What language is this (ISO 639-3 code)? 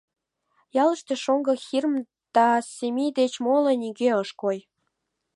chm